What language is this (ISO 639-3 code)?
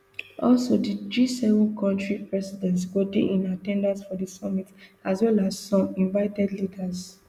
pcm